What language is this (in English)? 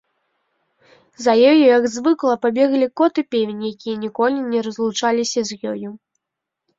Belarusian